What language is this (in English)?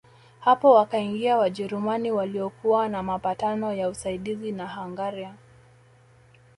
Swahili